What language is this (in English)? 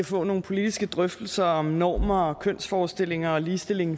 Danish